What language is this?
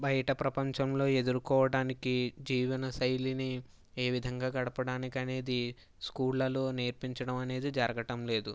Telugu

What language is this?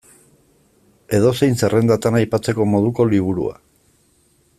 Basque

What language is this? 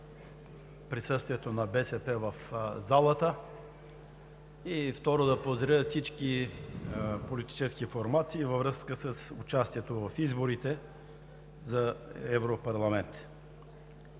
Bulgarian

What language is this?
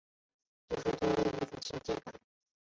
Chinese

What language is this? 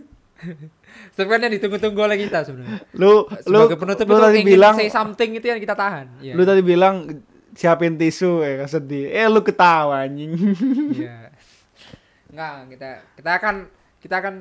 Indonesian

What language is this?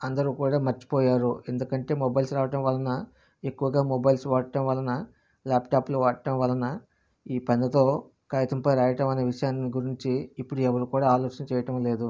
Telugu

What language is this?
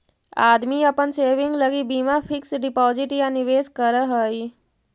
Magahi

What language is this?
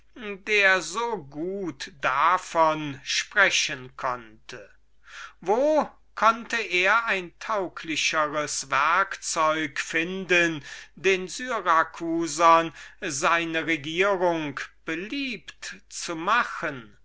German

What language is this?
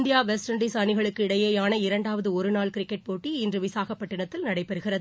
Tamil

